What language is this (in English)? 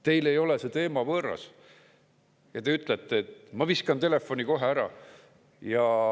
Estonian